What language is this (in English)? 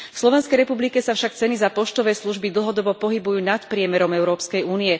Slovak